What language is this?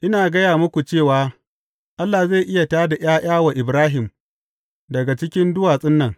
Hausa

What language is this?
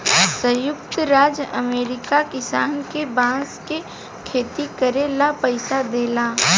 Bhojpuri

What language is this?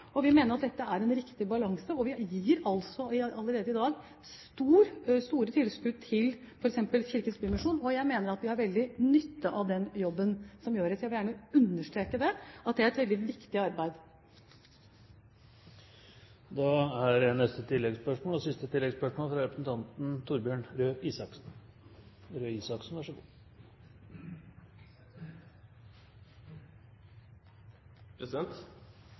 Norwegian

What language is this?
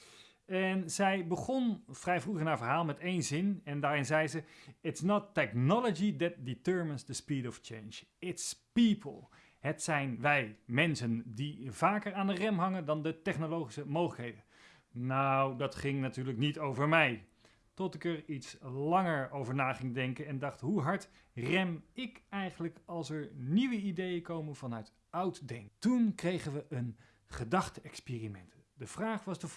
Dutch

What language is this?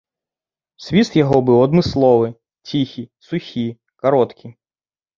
Belarusian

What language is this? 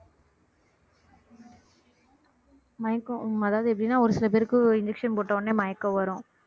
Tamil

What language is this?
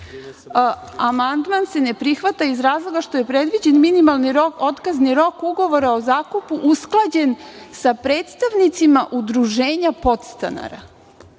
Serbian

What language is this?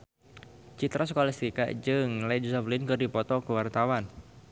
Sundanese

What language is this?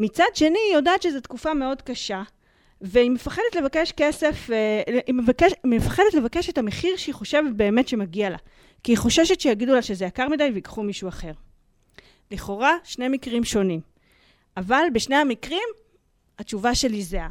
Hebrew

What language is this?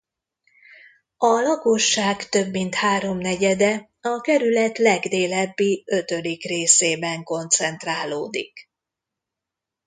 Hungarian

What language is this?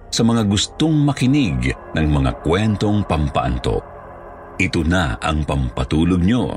Filipino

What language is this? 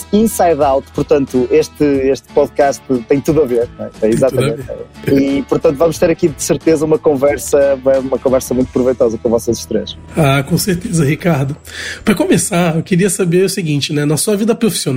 Portuguese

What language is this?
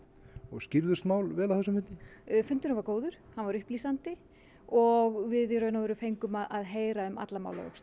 Icelandic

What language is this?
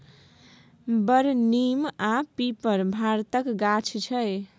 Maithili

